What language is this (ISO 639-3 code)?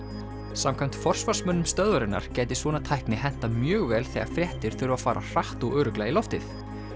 isl